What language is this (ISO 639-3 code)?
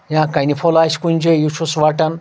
kas